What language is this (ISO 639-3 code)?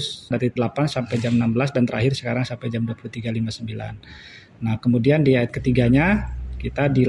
ind